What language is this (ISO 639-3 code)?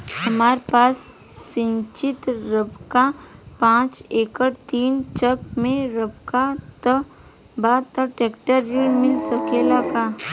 bho